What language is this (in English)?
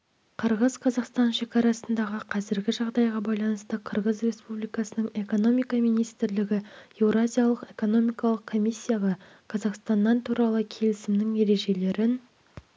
Kazakh